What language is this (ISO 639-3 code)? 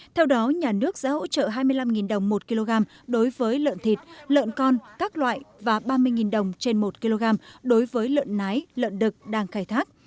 vie